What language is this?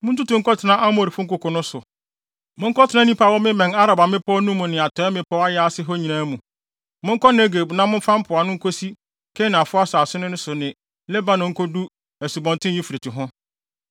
Akan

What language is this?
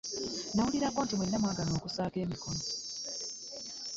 Ganda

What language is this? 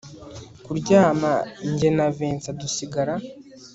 Kinyarwanda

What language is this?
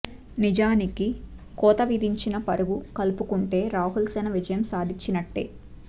Telugu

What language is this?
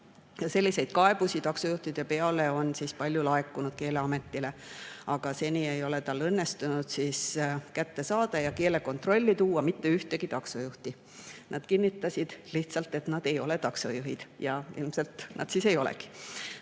Estonian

